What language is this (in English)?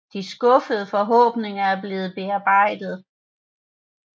Danish